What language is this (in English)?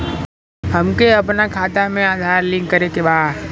Bhojpuri